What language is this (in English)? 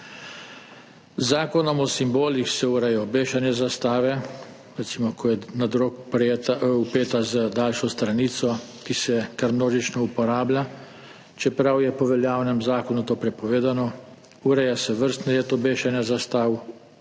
Slovenian